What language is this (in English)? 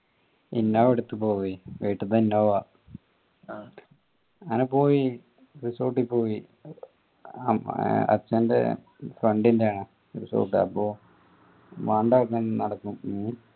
Malayalam